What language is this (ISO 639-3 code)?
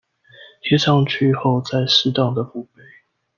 zho